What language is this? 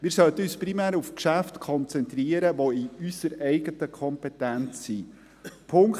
Swiss German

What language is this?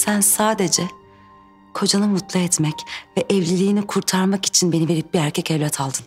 Turkish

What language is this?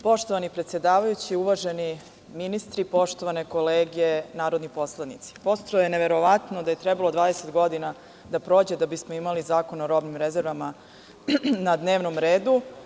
Serbian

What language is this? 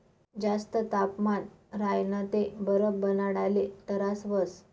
Marathi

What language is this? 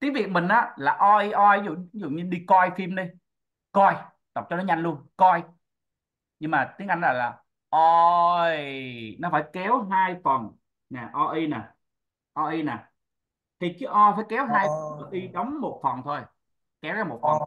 Vietnamese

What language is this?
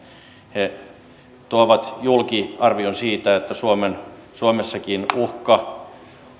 Finnish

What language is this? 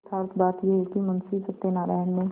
Hindi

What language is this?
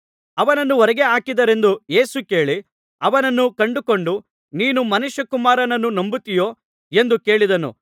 Kannada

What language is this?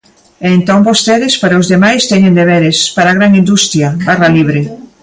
Galician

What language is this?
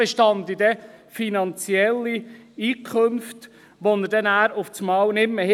Swiss German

